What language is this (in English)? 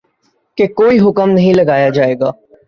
Urdu